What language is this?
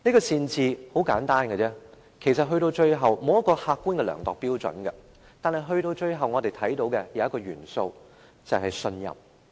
Cantonese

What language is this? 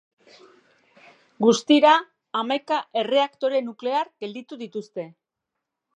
Basque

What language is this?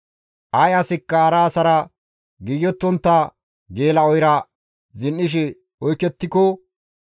Gamo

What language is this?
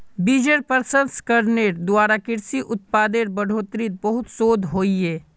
Magahi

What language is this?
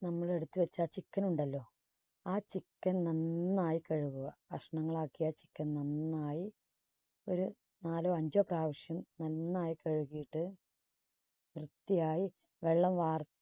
Malayalam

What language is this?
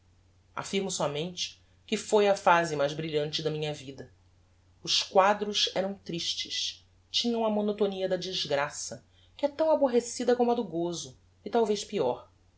Portuguese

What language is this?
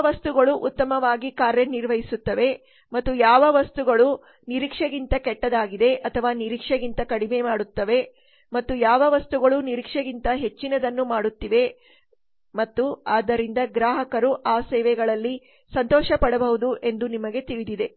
Kannada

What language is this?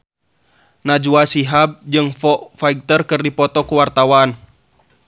Sundanese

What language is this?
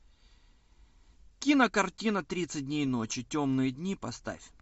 Russian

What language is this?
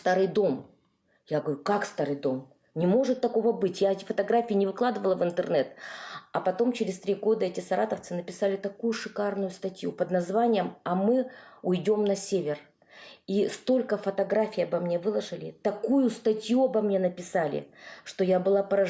Russian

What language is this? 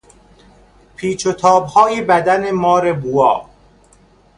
Persian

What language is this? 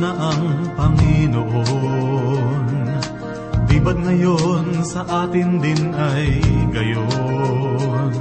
Filipino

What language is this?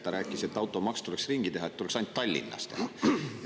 Estonian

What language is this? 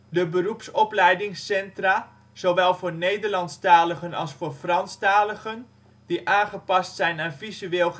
Dutch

